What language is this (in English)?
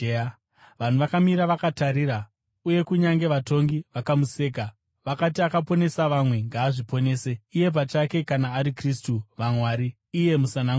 Shona